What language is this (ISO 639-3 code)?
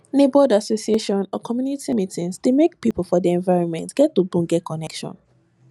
pcm